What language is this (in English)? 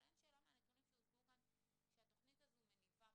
Hebrew